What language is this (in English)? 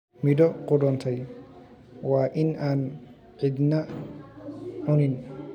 Somali